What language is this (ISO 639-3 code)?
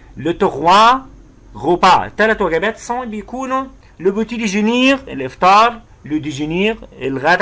ara